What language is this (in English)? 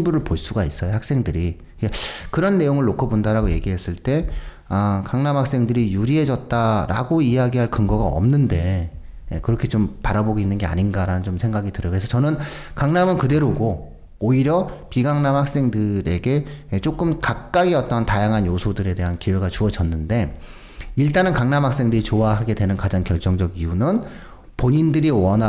Korean